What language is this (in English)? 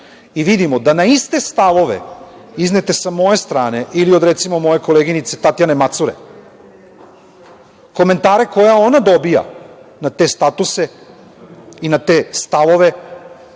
Serbian